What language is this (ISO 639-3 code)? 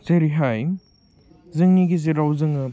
brx